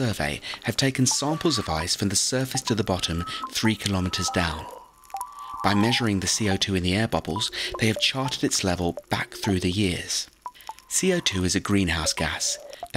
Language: English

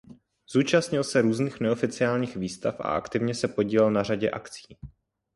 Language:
Czech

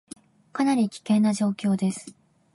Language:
Japanese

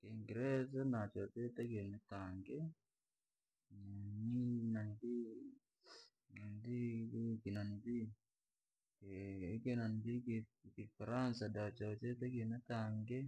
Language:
Langi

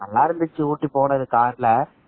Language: Tamil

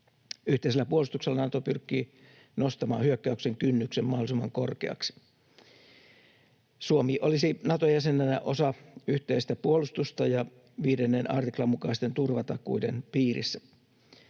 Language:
Finnish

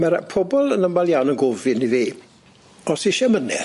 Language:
Welsh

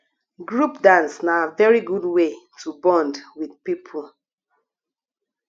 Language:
Nigerian Pidgin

